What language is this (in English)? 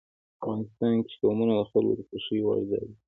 Pashto